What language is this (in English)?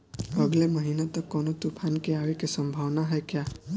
Bhojpuri